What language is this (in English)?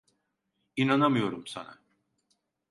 Turkish